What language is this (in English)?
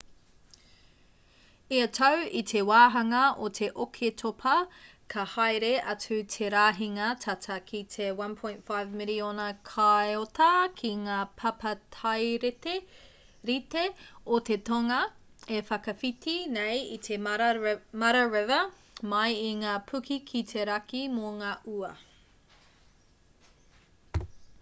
Māori